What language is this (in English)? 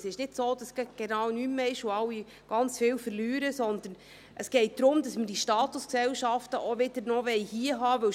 Swiss German